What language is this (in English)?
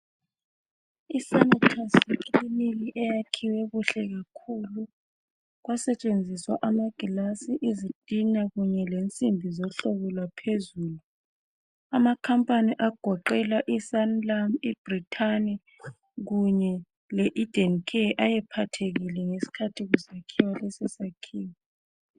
North Ndebele